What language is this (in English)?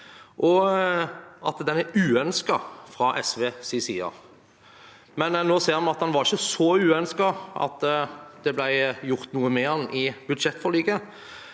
Norwegian